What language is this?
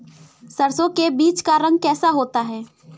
Hindi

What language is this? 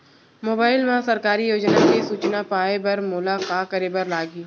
Chhattisgarhi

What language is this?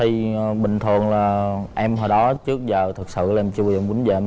Vietnamese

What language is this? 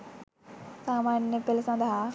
Sinhala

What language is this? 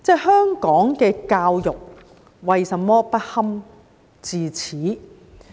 Cantonese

